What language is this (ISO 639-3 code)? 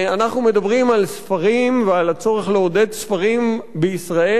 heb